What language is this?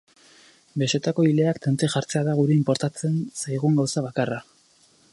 Basque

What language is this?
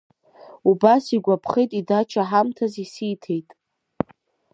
Abkhazian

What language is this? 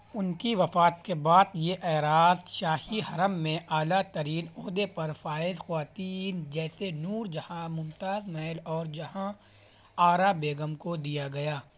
Urdu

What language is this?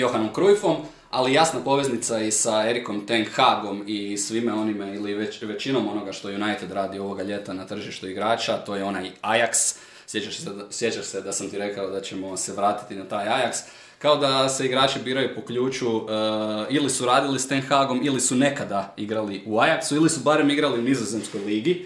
Croatian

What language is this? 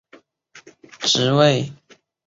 Chinese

